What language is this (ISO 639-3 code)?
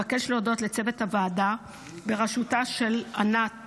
heb